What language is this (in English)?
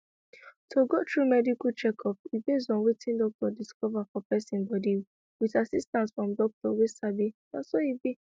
Nigerian Pidgin